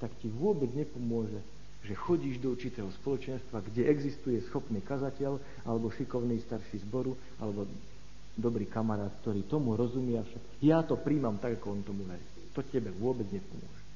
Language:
Slovak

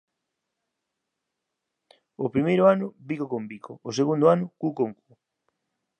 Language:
Galician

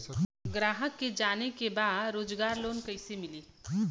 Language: Bhojpuri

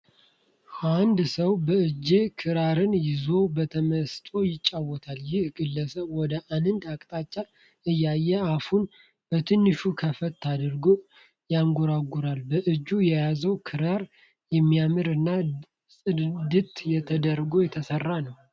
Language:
Amharic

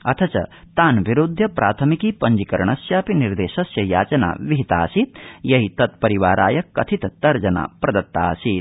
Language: Sanskrit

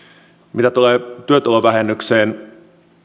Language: Finnish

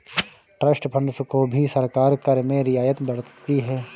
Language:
Hindi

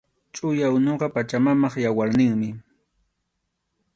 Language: Arequipa-La Unión Quechua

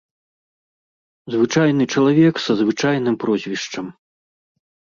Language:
Belarusian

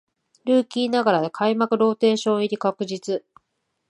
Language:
Japanese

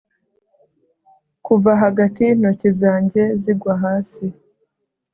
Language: Kinyarwanda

